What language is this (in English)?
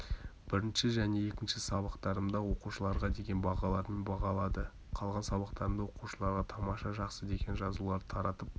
Kazakh